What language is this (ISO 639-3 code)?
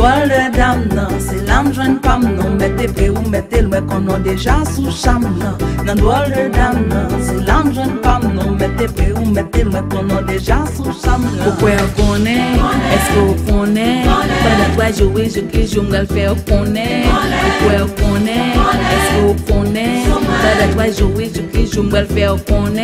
fra